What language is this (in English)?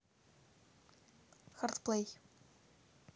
Russian